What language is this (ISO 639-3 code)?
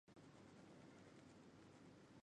zho